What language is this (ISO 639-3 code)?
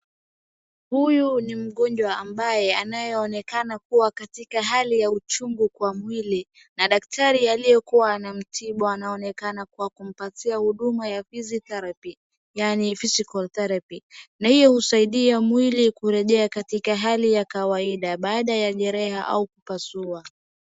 swa